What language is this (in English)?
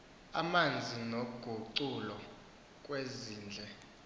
Xhosa